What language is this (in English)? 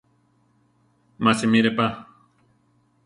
Central Tarahumara